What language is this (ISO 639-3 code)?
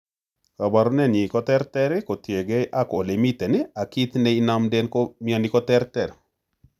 kln